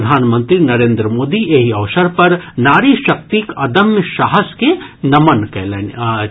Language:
Maithili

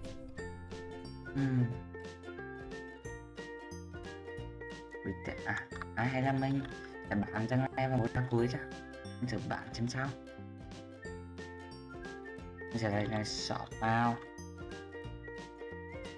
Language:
Vietnamese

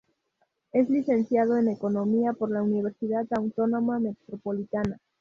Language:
Spanish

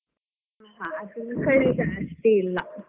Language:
Kannada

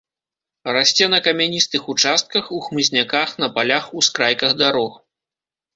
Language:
Belarusian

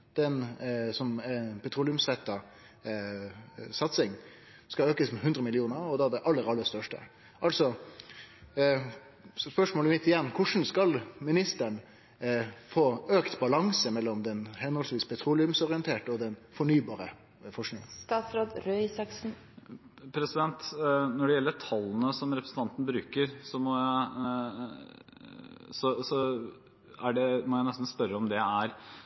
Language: Norwegian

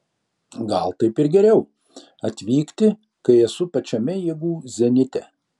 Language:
Lithuanian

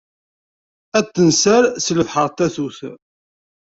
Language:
Kabyle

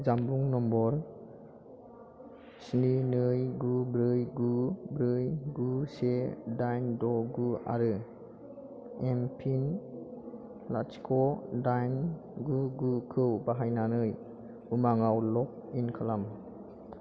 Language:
Bodo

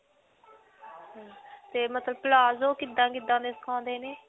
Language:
Punjabi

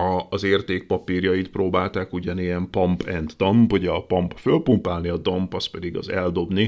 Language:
Hungarian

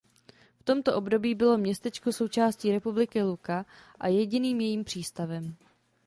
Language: Czech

